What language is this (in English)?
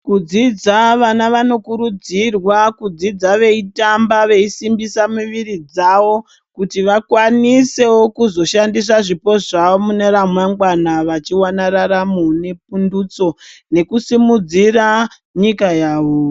Ndau